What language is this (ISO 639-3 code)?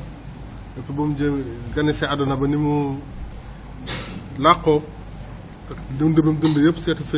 fra